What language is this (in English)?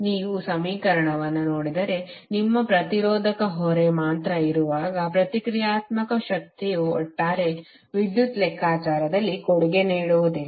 Kannada